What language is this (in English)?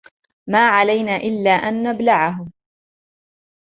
Arabic